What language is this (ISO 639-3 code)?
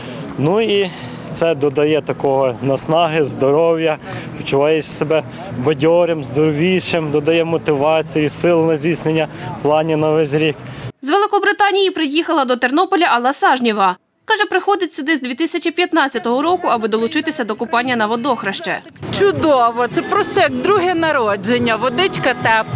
ukr